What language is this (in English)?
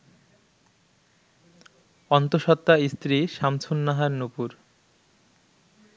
Bangla